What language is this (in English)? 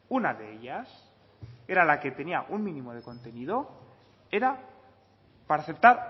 Spanish